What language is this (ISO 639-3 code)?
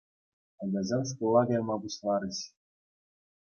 chv